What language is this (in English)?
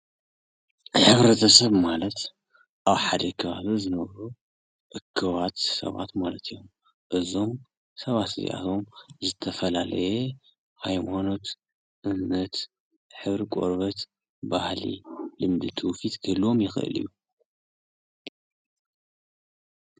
Tigrinya